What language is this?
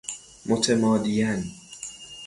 Persian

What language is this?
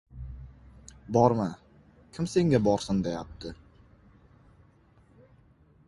Uzbek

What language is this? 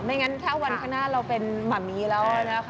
Thai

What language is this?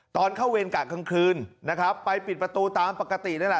Thai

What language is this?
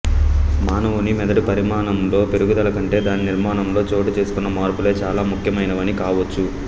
Telugu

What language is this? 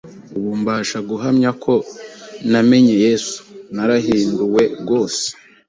Kinyarwanda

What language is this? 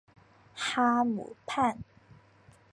Chinese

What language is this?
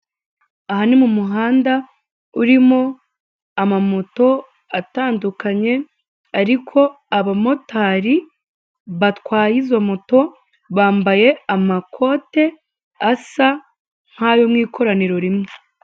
Kinyarwanda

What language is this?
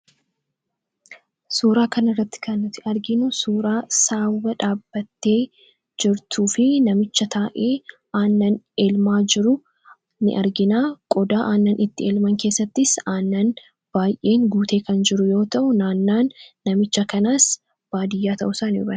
Oromo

